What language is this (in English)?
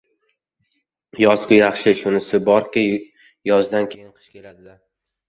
Uzbek